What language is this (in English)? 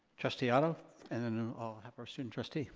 English